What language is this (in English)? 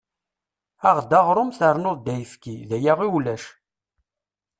Kabyle